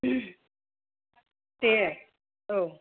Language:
Bodo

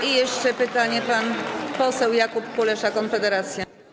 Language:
Polish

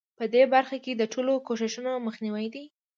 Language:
Pashto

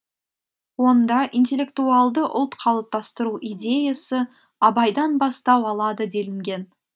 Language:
Kazakh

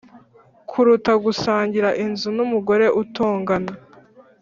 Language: Kinyarwanda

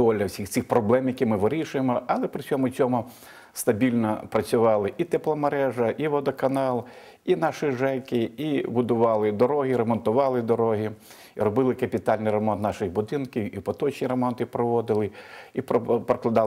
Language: Ukrainian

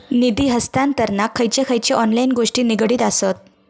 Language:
Marathi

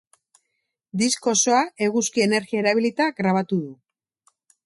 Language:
Basque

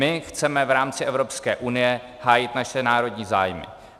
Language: Czech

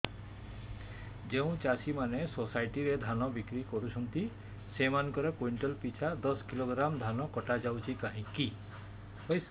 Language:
Odia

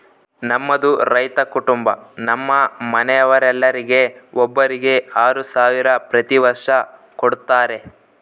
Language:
Kannada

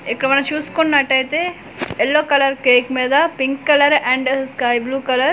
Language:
Telugu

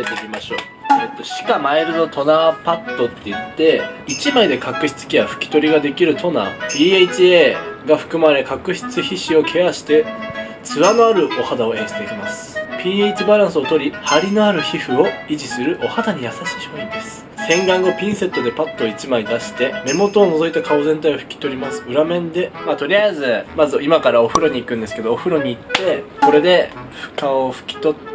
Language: Japanese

